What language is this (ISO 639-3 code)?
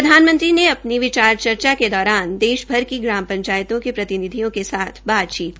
hin